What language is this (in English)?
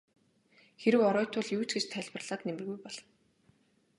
Mongolian